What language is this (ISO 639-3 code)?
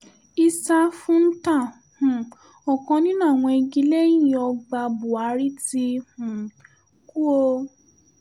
yor